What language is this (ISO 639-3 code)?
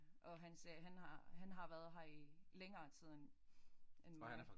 dan